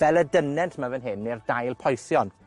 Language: Welsh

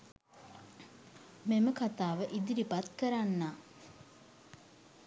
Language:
Sinhala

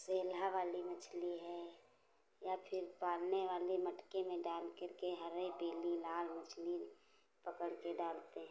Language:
Hindi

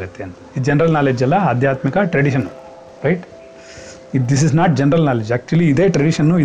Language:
Kannada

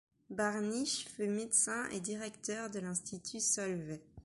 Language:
French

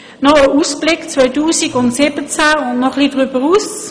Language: Swiss German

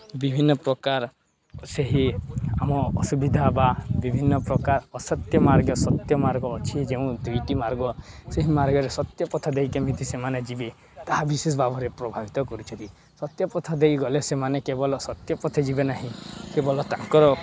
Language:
Odia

